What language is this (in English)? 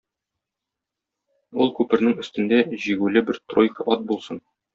Tatar